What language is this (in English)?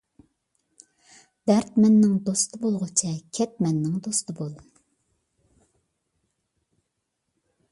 Uyghur